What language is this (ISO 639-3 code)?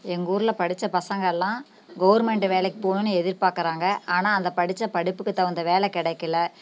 tam